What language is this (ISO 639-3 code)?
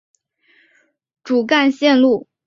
zho